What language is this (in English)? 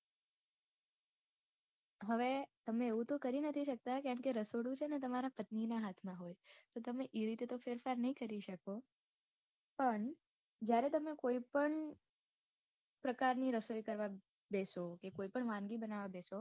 Gujarati